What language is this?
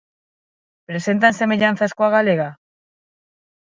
Galician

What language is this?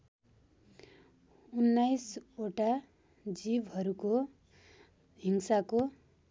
Nepali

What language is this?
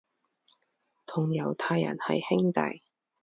Cantonese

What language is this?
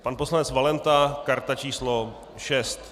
Czech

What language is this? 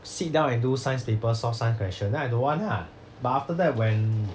English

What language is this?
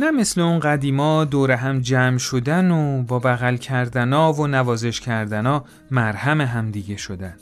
Persian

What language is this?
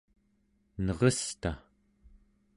Central Yupik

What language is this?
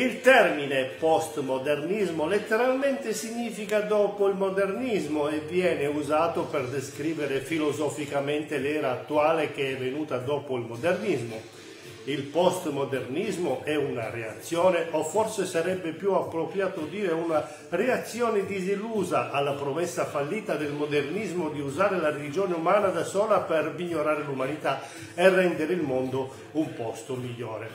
Italian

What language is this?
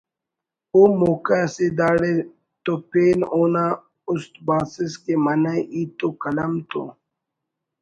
Brahui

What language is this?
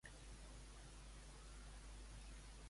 Catalan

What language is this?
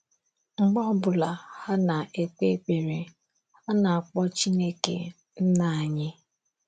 Igbo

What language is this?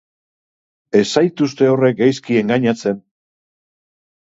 Basque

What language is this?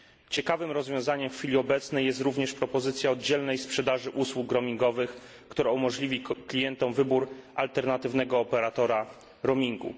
Polish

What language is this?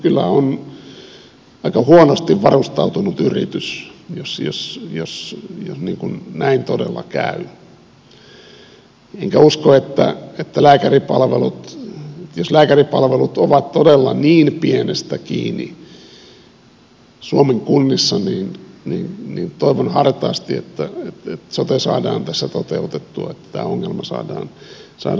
Finnish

